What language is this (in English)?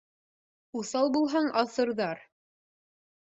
Bashkir